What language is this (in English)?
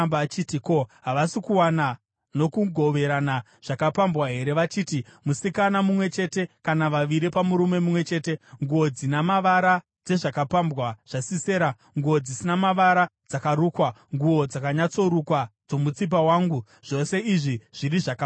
Shona